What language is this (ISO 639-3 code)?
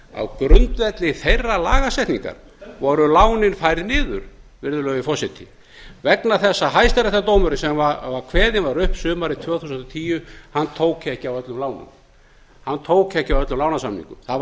isl